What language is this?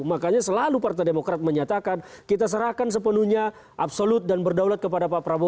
Indonesian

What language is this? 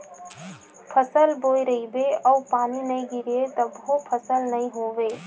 Chhattisgarhi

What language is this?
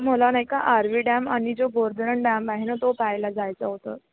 Marathi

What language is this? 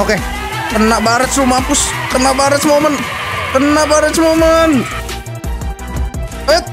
Indonesian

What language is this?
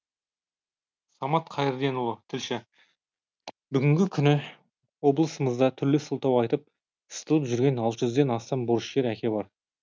Kazakh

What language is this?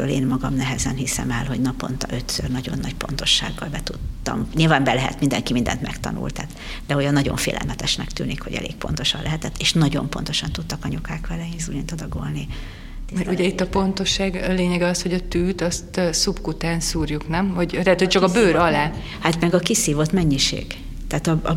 Hungarian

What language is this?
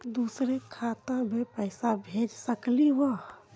Magahi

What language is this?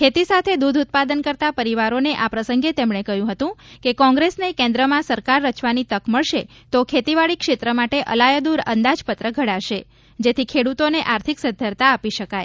Gujarati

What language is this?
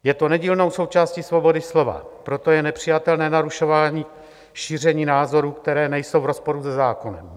Czech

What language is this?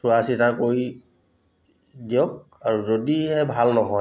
Assamese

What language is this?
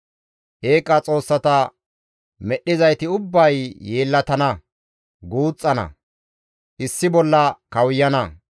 Gamo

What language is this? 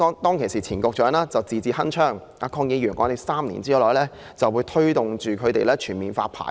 Cantonese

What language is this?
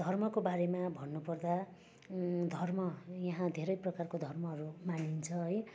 Nepali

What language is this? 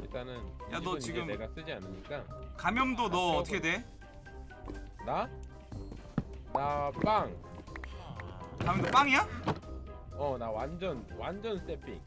Korean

